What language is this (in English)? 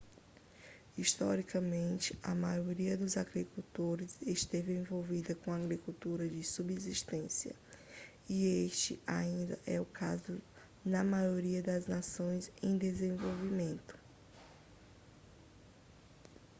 Portuguese